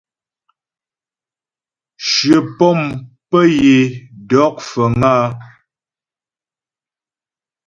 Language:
Ghomala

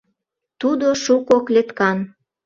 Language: Mari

